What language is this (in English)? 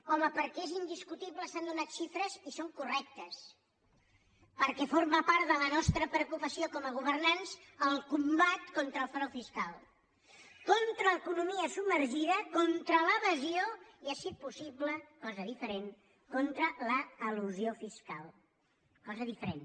Catalan